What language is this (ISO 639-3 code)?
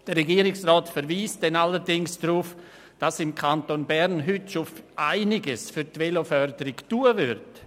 gsw